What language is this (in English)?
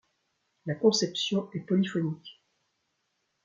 French